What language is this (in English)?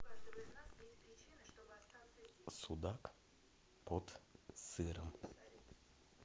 Russian